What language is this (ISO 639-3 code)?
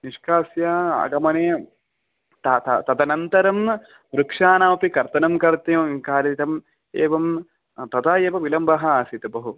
san